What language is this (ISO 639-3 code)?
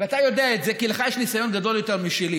heb